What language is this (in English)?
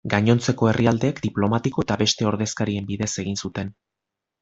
Basque